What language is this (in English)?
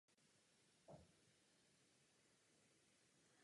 Czech